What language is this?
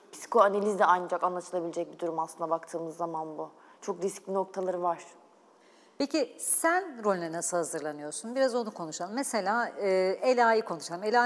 Turkish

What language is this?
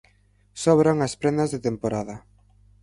Galician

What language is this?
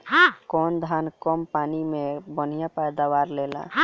Bhojpuri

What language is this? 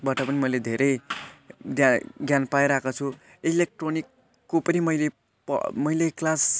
Nepali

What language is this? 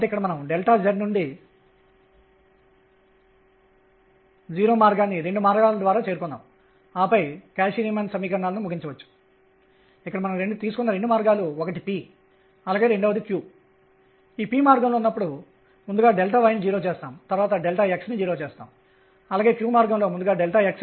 Telugu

